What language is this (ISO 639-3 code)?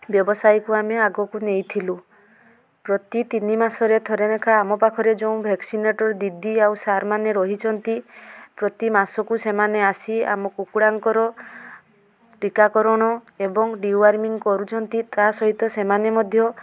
ori